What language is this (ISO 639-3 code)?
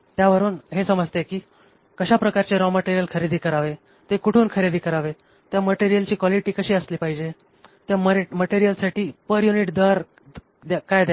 mar